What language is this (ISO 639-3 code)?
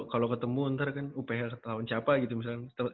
ind